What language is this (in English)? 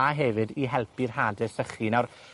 Welsh